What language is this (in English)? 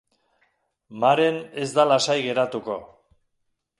Basque